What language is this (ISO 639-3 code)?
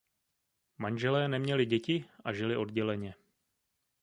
ces